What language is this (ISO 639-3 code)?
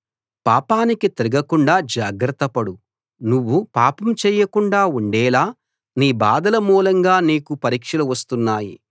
tel